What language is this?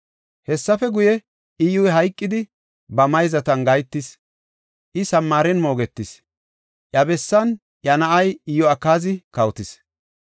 Gofa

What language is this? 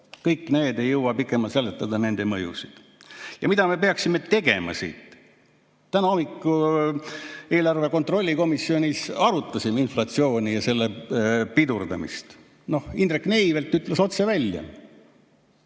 Estonian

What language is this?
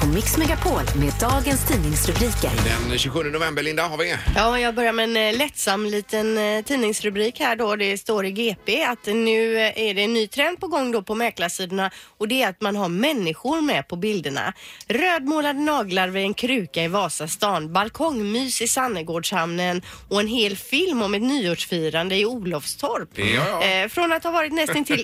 Swedish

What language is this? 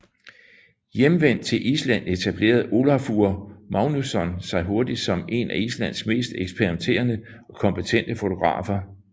Danish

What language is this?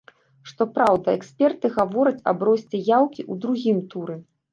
Belarusian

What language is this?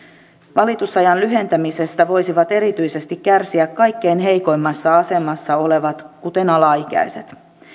Finnish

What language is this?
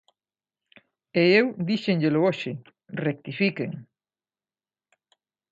Galician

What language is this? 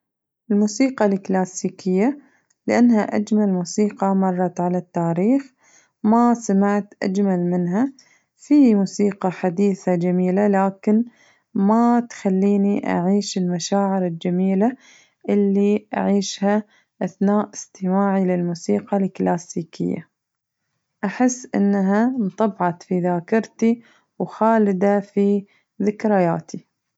Najdi Arabic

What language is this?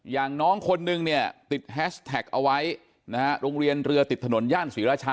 Thai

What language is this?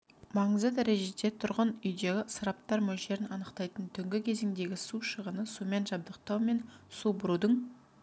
Kazakh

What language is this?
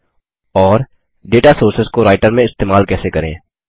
Hindi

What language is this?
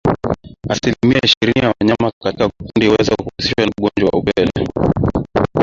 Swahili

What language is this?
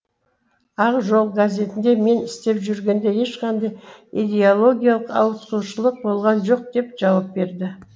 Kazakh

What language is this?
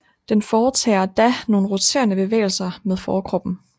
Danish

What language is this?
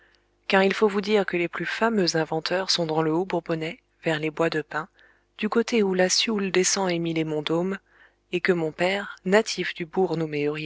French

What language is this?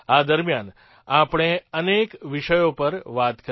Gujarati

